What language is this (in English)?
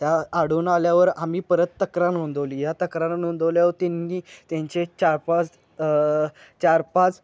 Marathi